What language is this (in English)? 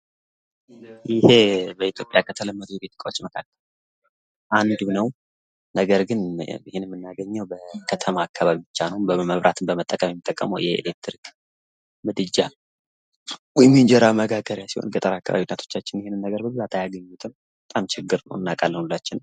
Amharic